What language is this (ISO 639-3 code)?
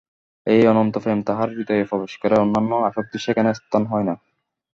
ben